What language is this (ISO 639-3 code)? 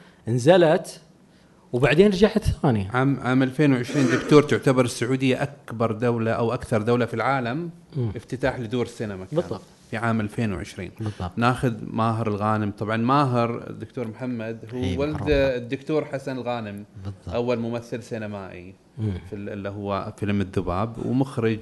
ara